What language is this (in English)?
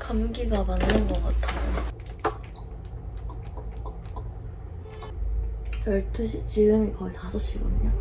Korean